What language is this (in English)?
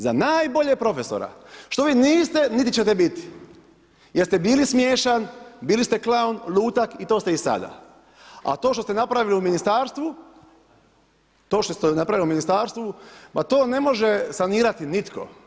Croatian